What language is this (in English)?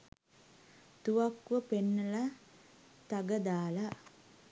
Sinhala